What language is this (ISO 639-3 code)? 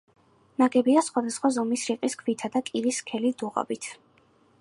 kat